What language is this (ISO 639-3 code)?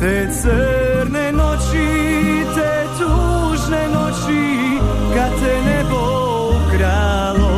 hrv